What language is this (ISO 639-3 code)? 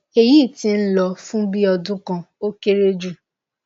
yor